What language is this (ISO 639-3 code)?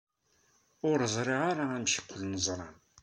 kab